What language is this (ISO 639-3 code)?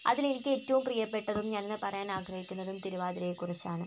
mal